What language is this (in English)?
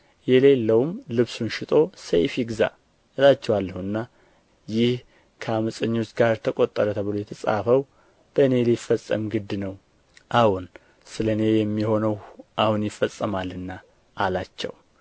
Amharic